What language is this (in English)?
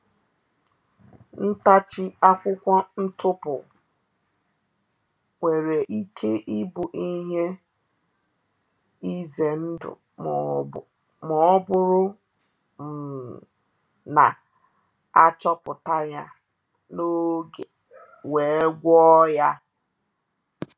Igbo